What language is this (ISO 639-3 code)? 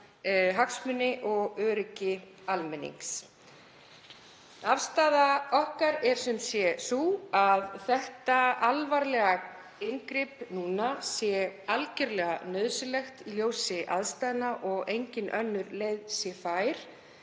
isl